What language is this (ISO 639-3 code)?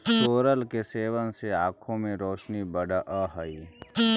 mag